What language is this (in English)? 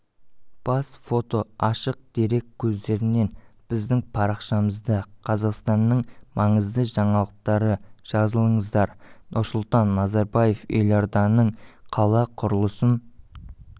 Kazakh